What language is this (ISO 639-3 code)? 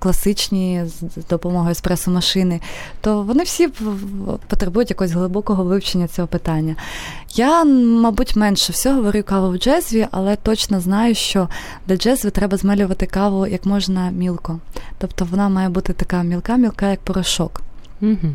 ukr